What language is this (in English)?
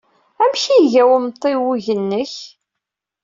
Kabyle